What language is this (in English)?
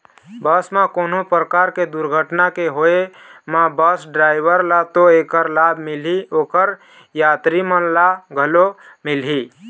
Chhattisgarhi